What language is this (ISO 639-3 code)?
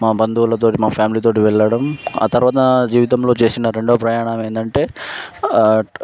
tel